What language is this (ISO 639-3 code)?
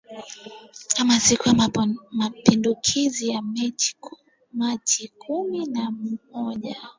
swa